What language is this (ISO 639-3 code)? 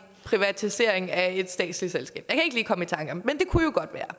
dan